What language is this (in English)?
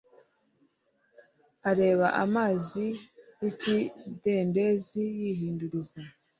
Kinyarwanda